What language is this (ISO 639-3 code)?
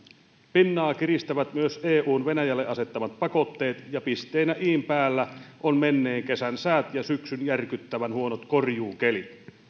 fin